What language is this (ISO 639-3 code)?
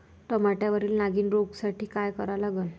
mar